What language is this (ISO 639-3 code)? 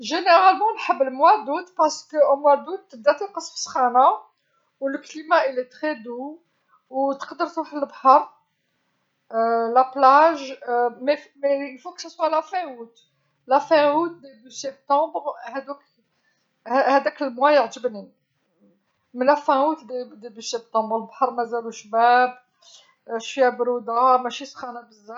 arq